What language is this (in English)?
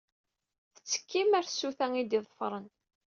Kabyle